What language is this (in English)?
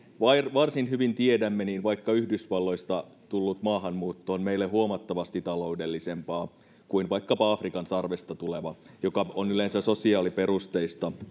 Finnish